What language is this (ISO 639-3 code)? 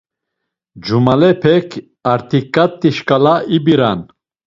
lzz